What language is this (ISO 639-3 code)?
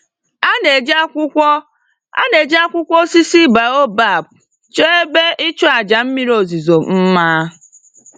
ibo